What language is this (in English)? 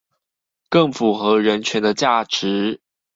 Chinese